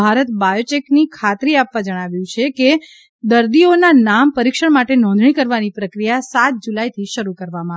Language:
Gujarati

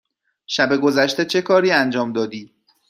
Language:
Persian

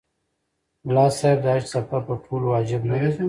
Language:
Pashto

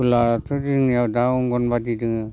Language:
Bodo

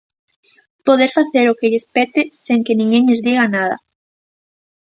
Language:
Galician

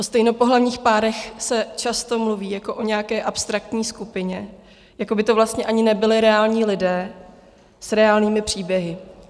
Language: Czech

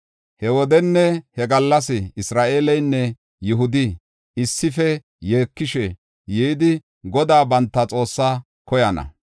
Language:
Gofa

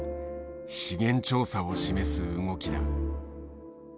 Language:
Japanese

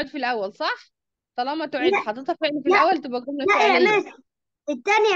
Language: Arabic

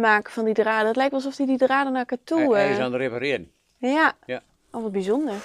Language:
Dutch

